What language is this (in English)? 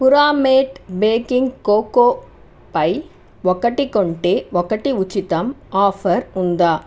Telugu